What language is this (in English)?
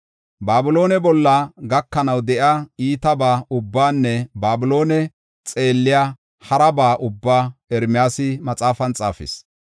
Gofa